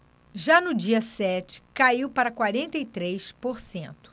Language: Portuguese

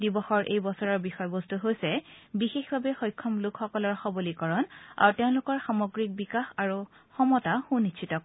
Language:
Assamese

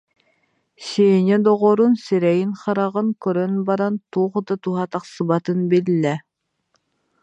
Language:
Yakut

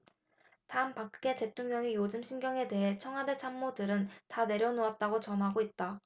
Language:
Korean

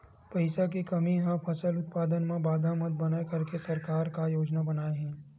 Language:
Chhattisgarhi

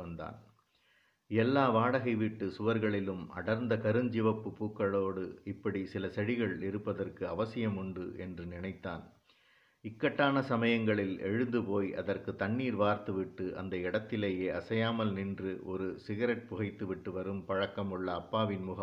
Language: Tamil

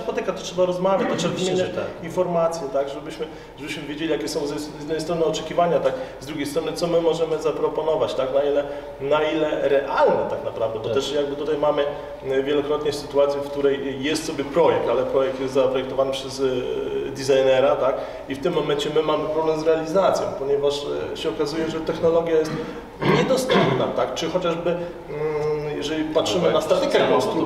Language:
Polish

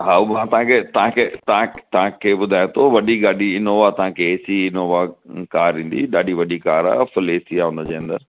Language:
Sindhi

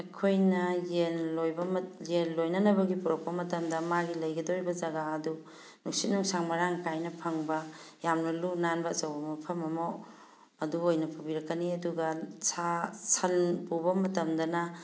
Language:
Manipuri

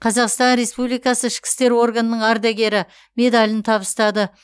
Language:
Kazakh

